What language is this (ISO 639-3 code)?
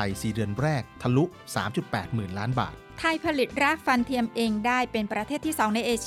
tha